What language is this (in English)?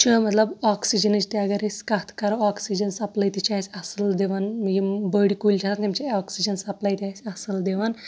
Kashmiri